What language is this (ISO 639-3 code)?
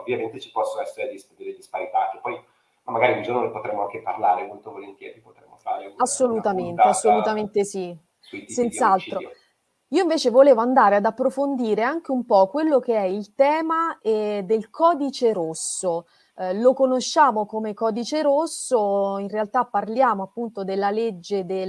ita